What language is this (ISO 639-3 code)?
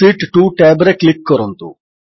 ori